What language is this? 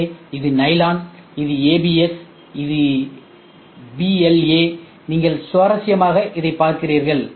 Tamil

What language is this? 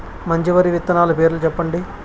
Telugu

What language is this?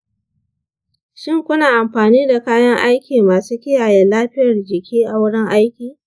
Hausa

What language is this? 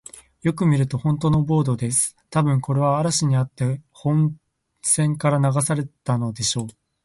Japanese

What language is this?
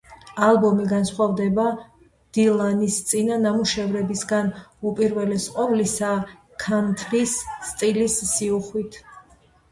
Georgian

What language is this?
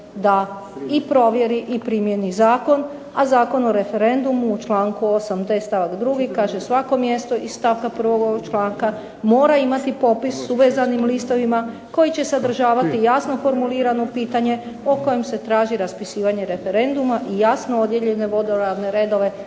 Croatian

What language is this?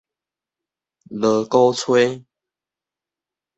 Min Nan Chinese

